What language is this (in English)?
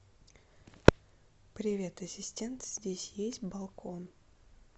Russian